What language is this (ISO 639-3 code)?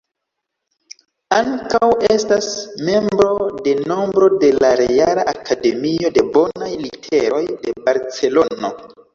epo